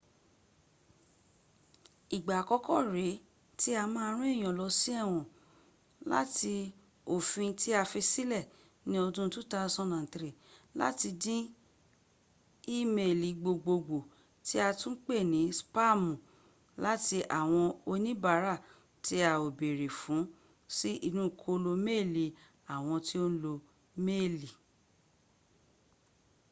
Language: Yoruba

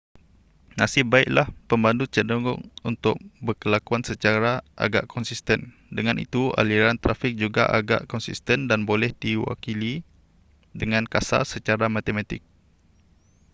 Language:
Malay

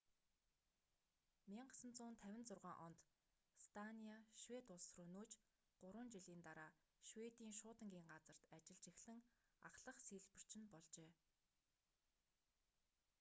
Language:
Mongolian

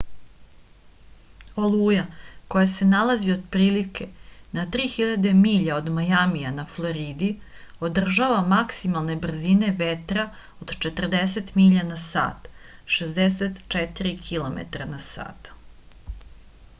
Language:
Serbian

